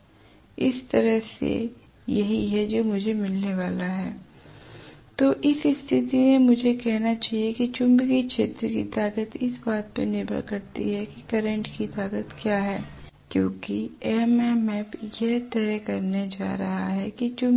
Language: Hindi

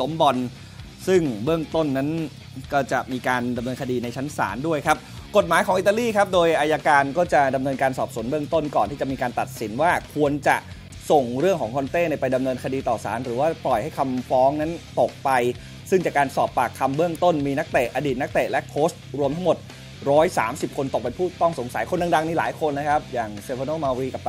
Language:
Thai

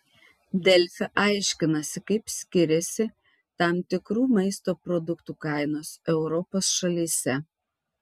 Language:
Lithuanian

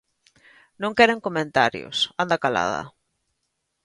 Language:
Galician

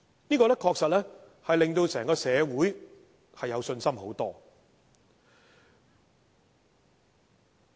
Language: Cantonese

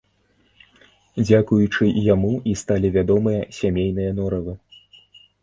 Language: Belarusian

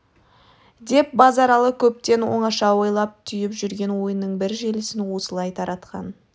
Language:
Kazakh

